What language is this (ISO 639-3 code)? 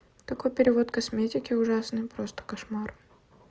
rus